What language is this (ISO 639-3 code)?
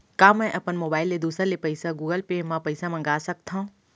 hne